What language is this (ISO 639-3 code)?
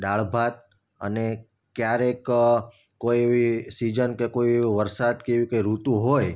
guj